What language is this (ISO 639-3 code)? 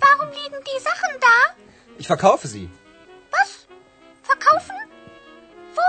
ron